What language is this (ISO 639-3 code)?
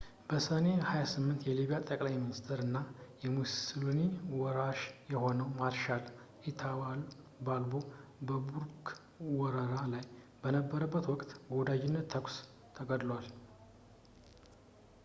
amh